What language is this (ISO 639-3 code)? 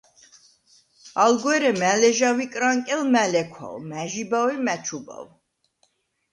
sva